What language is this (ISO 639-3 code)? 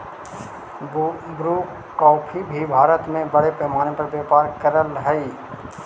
mag